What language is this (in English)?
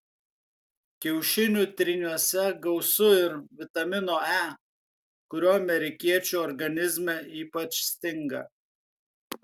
Lithuanian